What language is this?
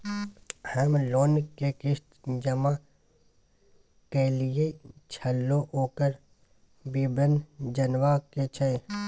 Maithili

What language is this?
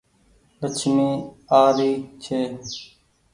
Goaria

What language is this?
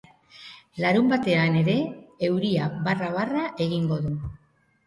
Basque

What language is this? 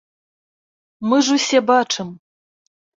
Belarusian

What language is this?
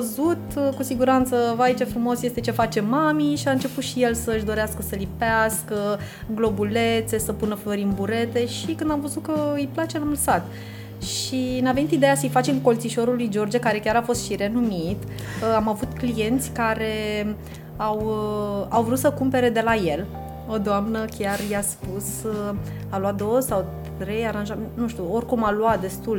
Romanian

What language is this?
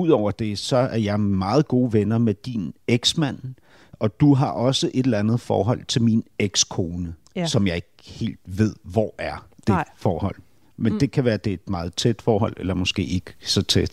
Danish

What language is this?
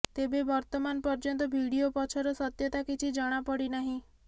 Odia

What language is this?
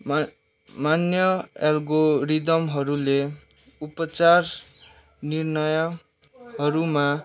Nepali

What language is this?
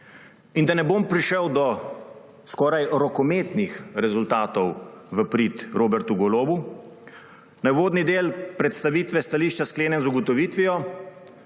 Slovenian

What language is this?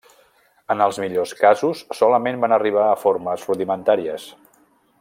Catalan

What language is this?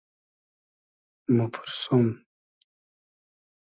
Hazaragi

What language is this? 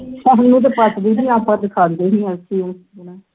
Punjabi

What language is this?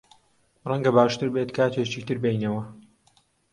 Central Kurdish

